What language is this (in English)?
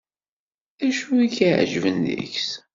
Kabyle